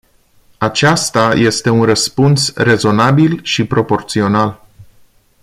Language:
Romanian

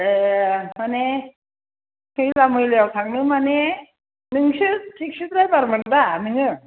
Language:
Bodo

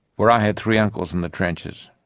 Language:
English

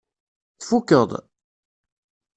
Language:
Kabyle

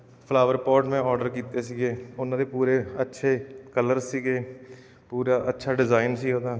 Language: Punjabi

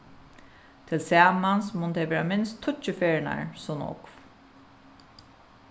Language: Faroese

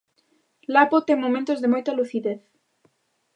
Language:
Galician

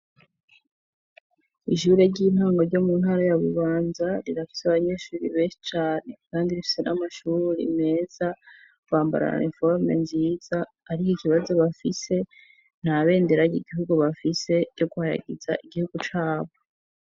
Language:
Rundi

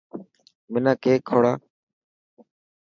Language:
Dhatki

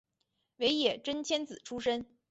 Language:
Chinese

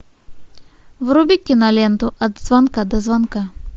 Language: Russian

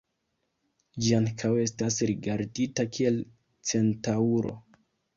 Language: Esperanto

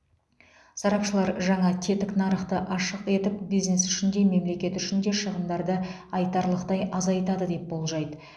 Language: Kazakh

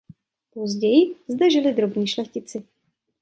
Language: Czech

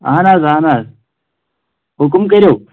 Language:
Kashmiri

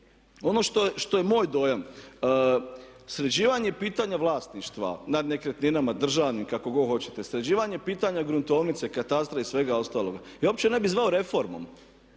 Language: Croatian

